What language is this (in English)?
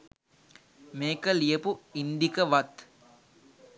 Sinhala